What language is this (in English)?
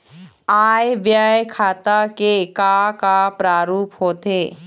Chhattisgarhi